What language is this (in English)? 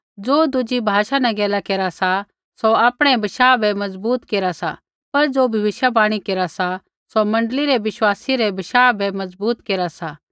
Kullu Pahari